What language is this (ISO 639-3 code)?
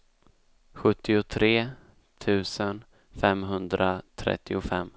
swe